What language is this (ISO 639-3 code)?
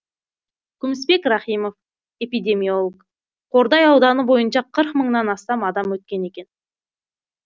kaz